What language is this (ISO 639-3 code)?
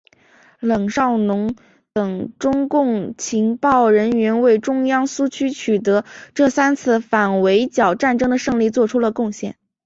zho